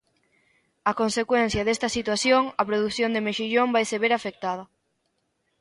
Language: Galician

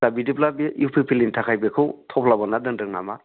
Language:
Bodo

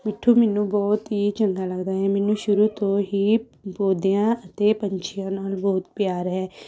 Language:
Punjabi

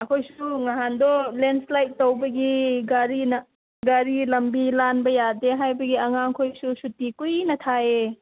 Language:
Manipuri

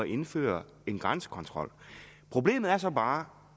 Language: Danish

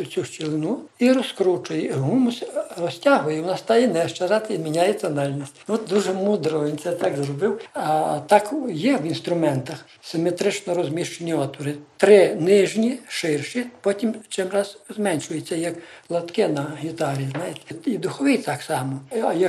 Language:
Ukrainian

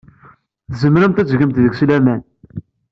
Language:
Kabyle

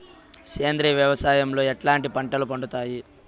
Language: Telugu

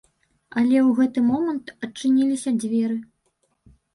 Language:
Belarusian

